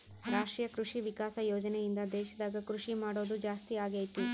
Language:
Kannada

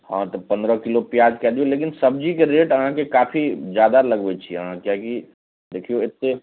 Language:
Maithili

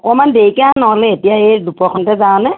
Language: Assamese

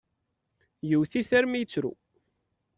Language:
Kabyle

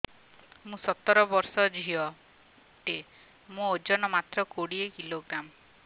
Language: Odia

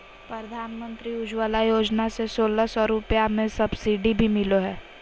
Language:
Magahi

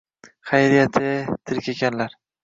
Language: Uzbek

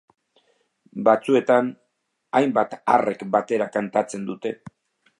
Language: Basque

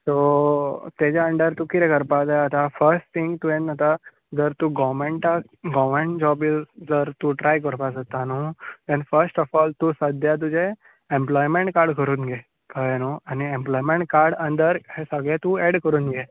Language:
Konkani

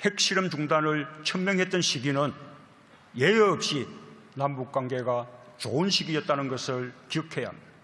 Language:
Korean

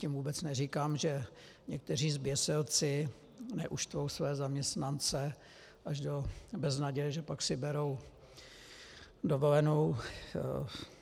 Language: Czech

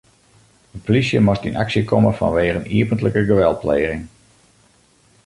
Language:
Western Frisian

